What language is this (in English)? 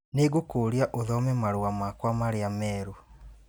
Kikuyu